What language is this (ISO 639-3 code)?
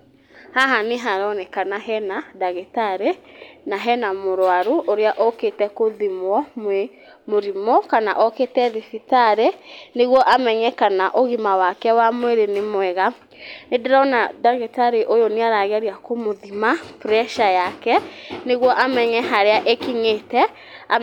kik